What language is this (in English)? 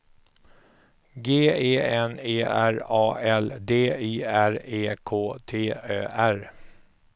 Swedish